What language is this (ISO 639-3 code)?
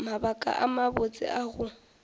nso